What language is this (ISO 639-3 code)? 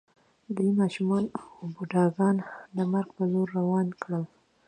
pus